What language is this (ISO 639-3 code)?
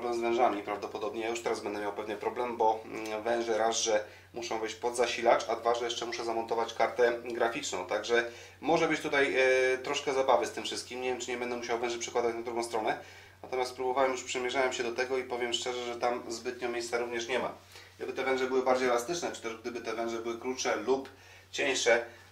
pol